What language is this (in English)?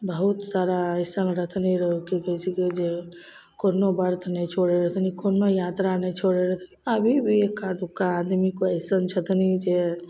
Maithili